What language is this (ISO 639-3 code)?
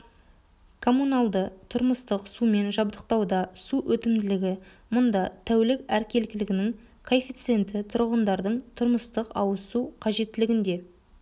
kaz